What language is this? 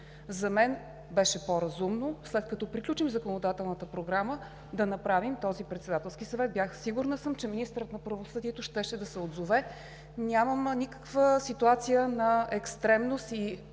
Bulgarian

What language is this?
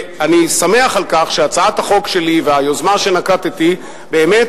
Hebrew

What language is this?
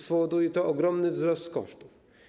Polish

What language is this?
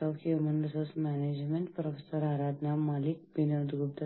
Malayalam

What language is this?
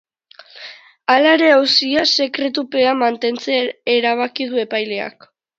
Basque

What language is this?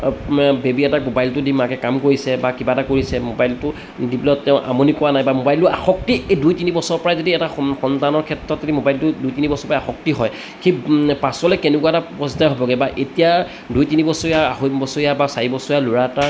Assamese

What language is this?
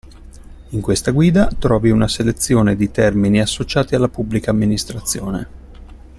Italian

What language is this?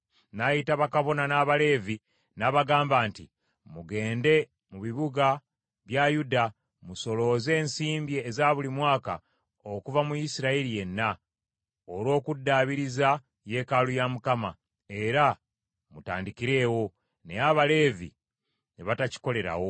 Ganda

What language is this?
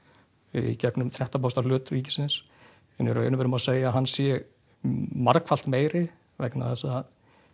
Icelandic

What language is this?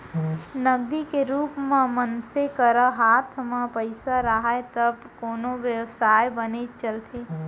Chhattisgarhi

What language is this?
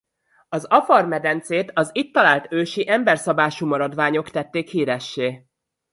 Hungarian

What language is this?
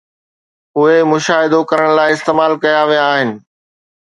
Sindhi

